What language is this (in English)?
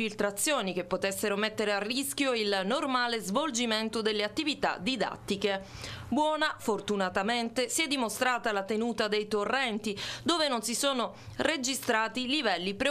Italian